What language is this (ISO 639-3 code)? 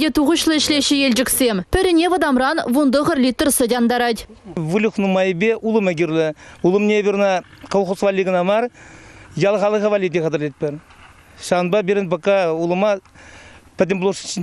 rus